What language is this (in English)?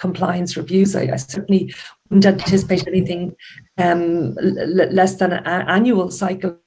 English